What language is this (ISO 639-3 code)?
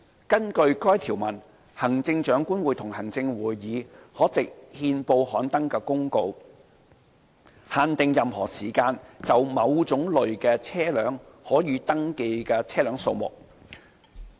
yue